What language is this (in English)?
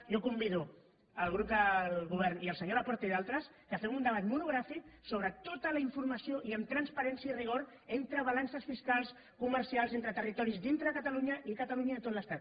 Catalan